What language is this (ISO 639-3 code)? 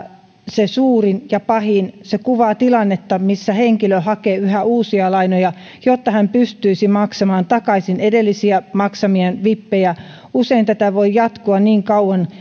fin